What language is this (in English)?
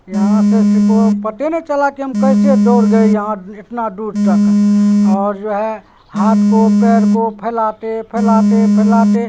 Urdu